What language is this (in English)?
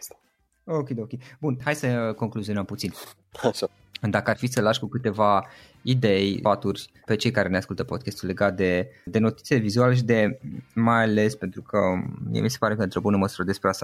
Romanian